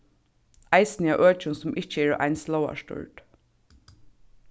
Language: Faroese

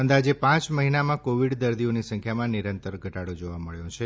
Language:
Gujarati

